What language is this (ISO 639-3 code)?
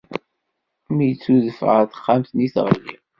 kab